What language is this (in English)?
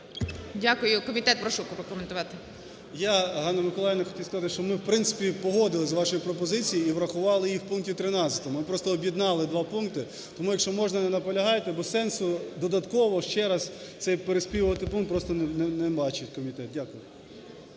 Ukrainian